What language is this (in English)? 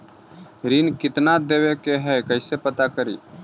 Magahi